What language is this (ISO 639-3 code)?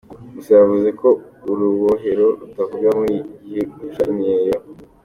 kin